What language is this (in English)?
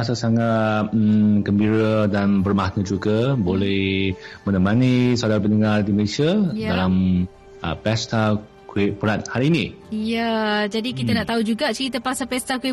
Malay